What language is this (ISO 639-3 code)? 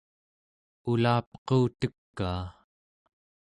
esu